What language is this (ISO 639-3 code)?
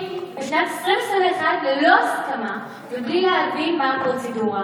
heb